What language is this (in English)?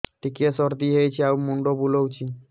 Odia